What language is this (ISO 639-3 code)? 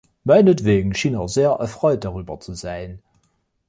deu